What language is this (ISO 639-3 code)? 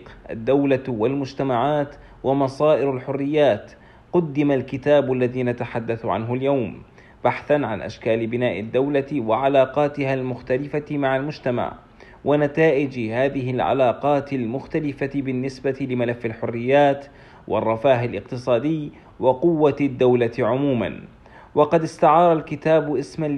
ara